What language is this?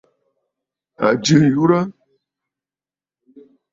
Bafut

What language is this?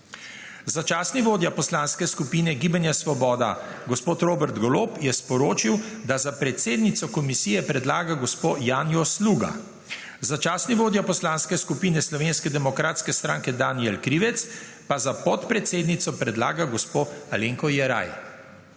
Slovenian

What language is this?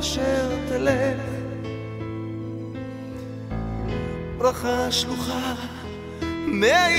Hebrew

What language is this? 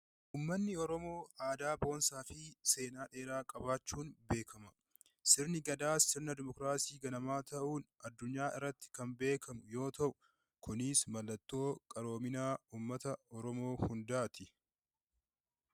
Oromo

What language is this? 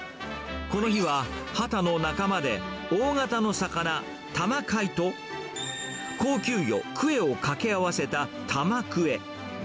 Japanese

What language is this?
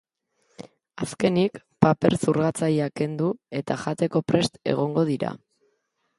Basque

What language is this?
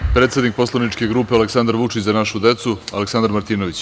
Serbian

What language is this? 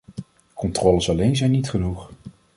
Dutch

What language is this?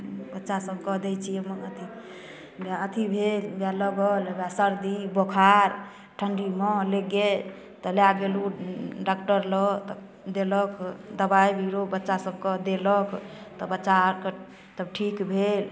Maithili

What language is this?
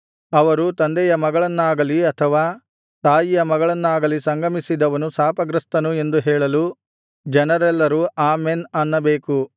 Kannada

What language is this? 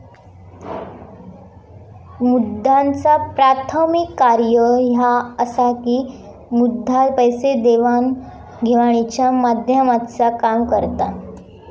Marathi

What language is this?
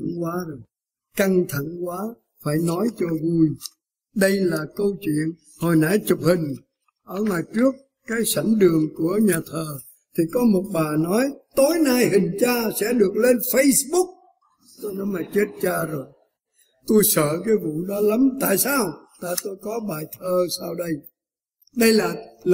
Vietnamese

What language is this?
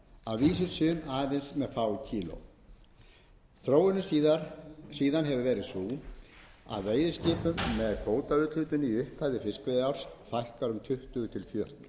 Icelandic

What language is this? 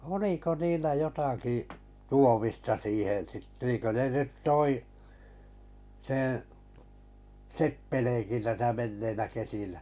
Finnish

